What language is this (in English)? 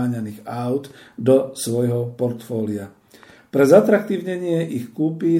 Slovak